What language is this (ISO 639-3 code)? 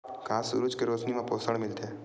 hne